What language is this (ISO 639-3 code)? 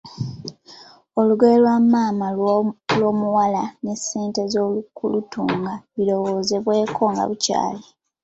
lug